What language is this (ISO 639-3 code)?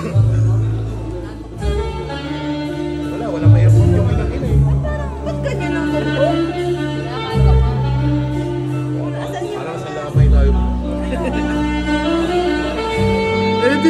fil